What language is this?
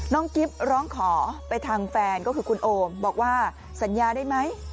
Thai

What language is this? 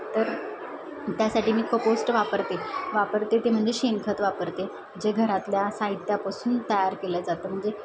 Marathi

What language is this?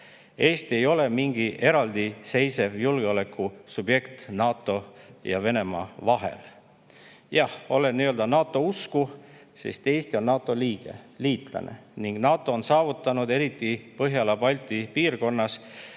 Estonian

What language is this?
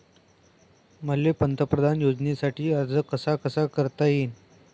Marathi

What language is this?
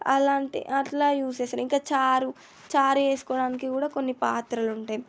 Telugu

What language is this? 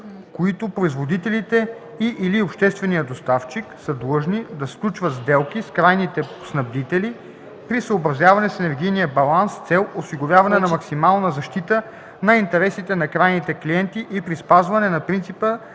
Bulgarian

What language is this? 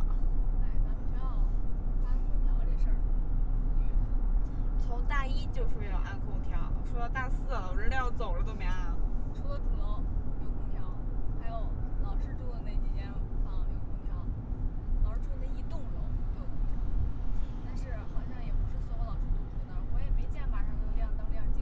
Chinese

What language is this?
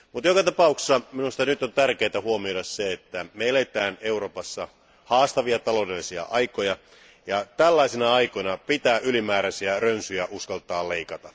Finnish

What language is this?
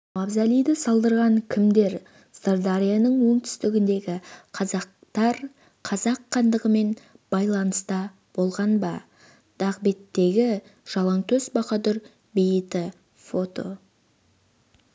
Kazakh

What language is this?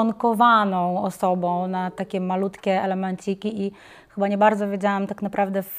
Polish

